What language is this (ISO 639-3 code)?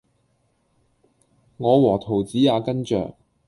yue